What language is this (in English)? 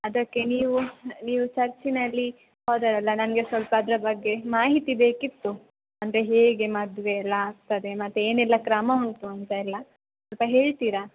Kannada